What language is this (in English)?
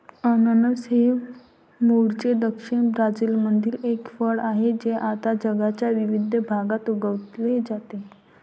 Marathi